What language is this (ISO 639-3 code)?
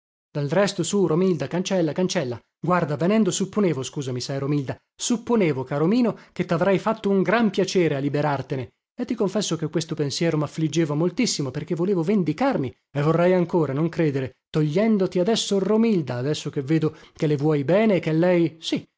ita